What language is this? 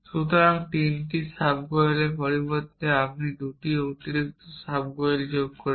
Bangla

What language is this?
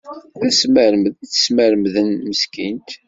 Kabyle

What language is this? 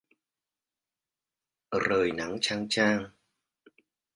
Vietnamese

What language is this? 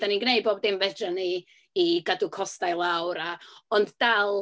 Welsh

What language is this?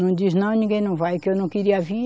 Portuguese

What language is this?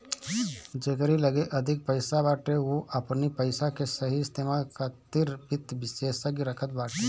Bhojpuri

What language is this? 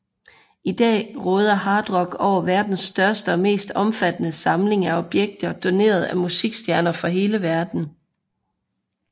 Danish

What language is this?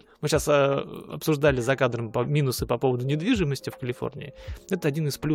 Russian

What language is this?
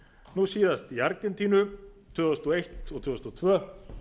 Icelandic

